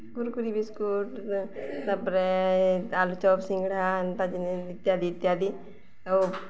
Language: Odia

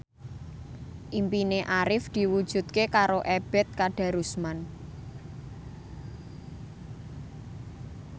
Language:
Javanese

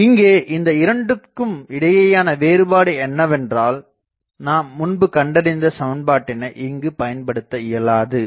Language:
Tamil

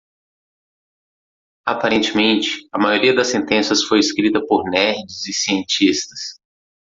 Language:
Portuguese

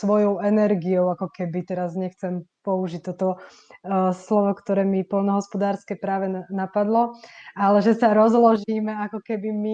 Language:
Slovak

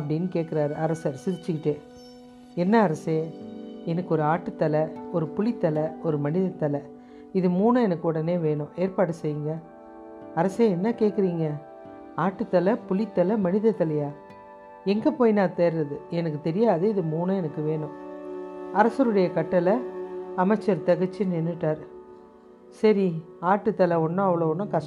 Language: Tamil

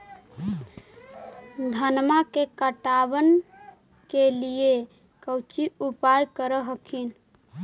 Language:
Magahi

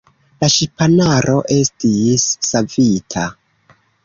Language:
Esperanto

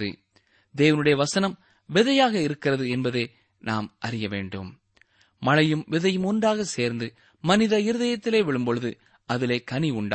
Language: Tamil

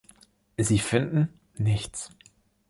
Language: German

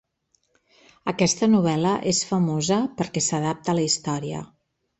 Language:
Catalan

